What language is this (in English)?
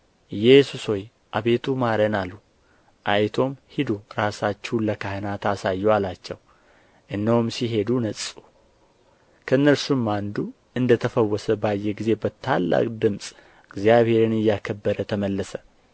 Amharic